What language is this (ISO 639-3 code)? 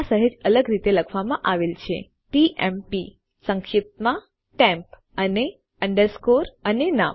guj